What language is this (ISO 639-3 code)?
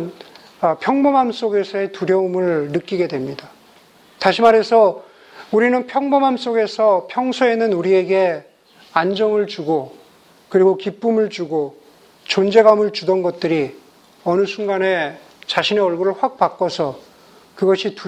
kor